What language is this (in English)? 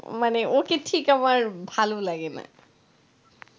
Bangla